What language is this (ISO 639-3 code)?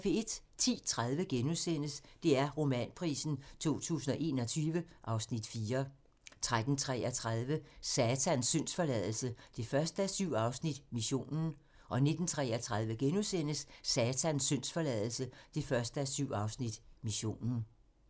dan